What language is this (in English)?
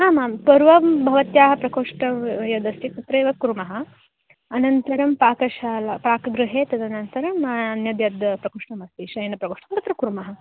Sanskrit